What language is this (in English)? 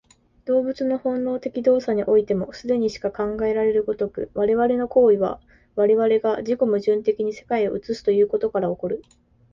Japanese